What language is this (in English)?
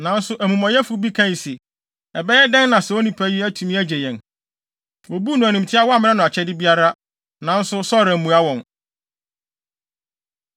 Akan